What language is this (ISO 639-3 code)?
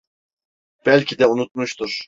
tur